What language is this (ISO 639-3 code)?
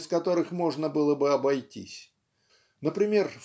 rus